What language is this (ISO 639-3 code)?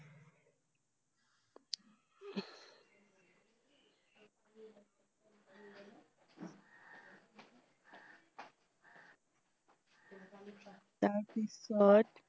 asm